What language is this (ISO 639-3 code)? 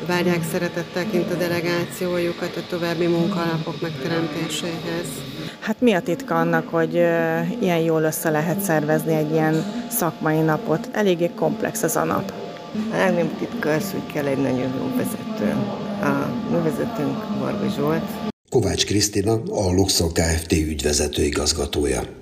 hun